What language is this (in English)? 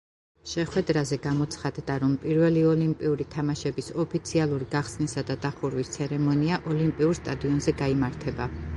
Georgian